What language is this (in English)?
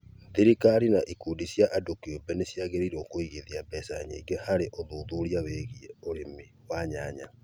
Kikuyu